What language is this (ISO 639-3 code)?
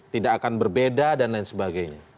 ind